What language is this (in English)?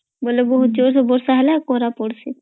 Odia